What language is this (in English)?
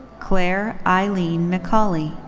English